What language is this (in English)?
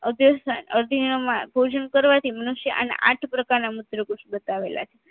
Gujarati